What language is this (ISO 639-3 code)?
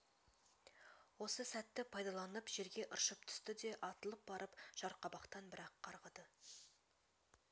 kaz